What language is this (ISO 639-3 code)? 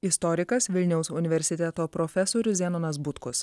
lit